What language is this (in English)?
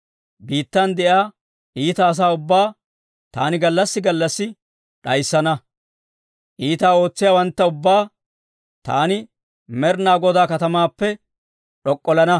Dawro